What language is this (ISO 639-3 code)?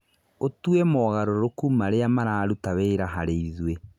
kik